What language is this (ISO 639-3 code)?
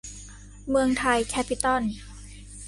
tha